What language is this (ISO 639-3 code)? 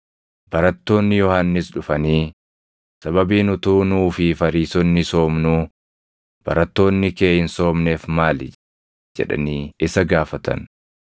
orm